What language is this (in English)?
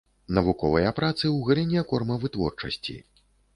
Belarusian